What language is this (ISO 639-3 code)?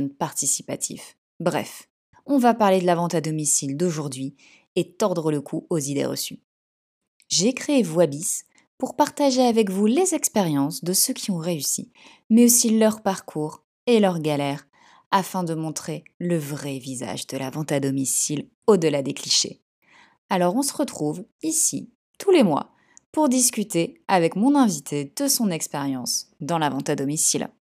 fra